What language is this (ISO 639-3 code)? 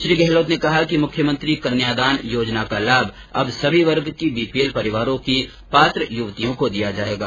hin